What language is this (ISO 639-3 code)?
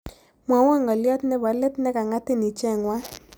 kln